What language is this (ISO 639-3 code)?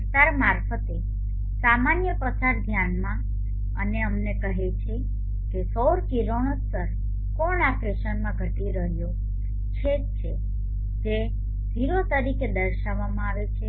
guj